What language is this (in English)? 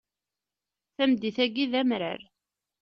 Kabyle